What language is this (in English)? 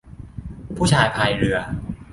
Thai